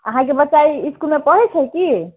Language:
Maithili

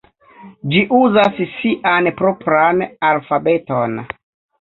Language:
Esperanto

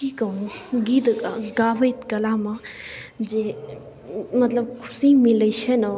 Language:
Maithili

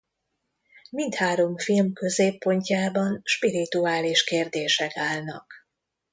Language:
Hungarian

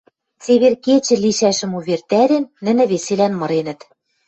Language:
Western Mari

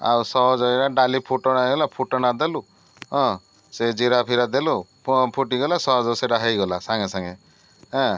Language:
Odia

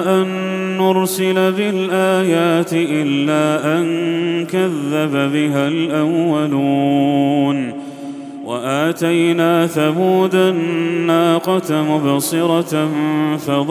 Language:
Arabic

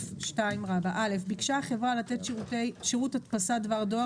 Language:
Hebrew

